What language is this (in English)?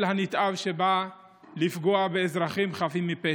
Hebrew